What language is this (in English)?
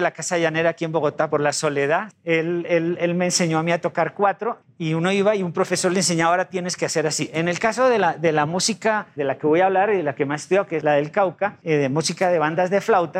Spanish